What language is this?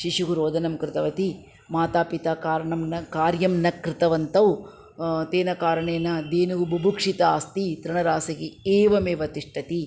Sanskrit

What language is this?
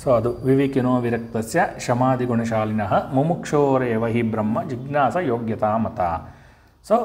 Kannada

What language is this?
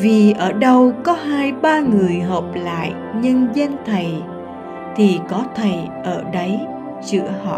Vietnamese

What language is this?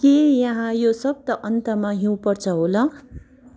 Nepali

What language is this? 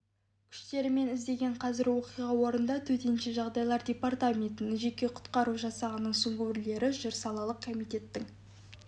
Kazakh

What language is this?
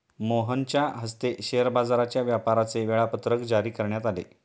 Marathi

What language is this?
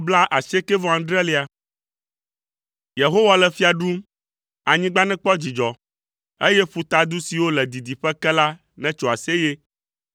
Ewe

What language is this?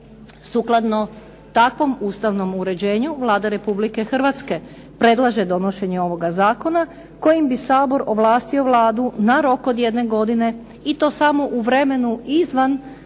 Croatian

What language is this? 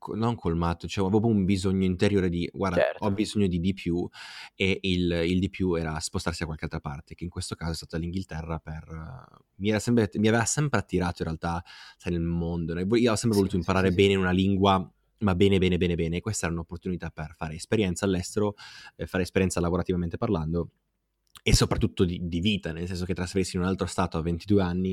Italian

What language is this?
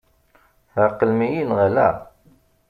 Kabyle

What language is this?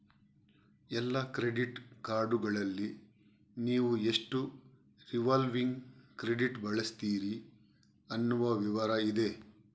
Kannada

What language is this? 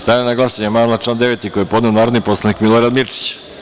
Serbian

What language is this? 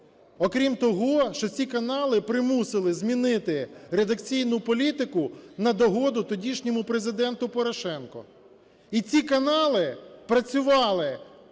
Ukrainian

